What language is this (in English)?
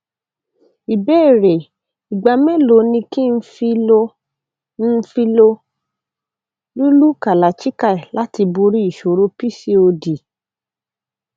Yoruba